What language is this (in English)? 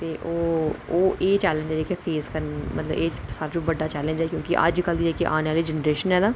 Dogri